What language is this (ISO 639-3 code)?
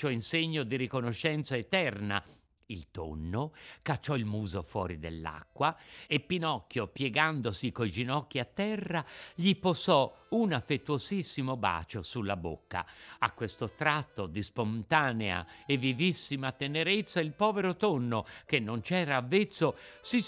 ita